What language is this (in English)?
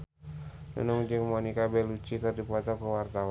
Sundanese